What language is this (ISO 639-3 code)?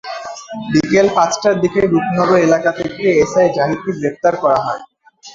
ben